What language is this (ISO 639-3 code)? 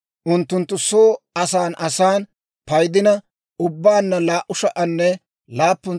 dwr